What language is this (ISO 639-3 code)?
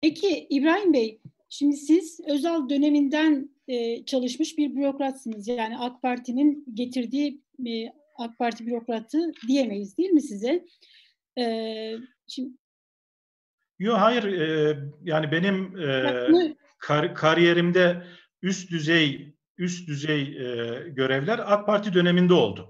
tur